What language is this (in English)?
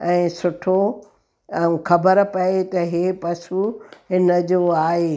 Sindhi